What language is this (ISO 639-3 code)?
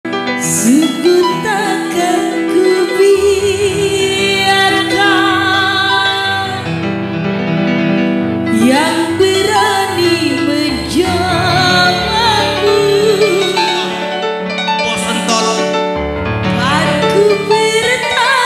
ind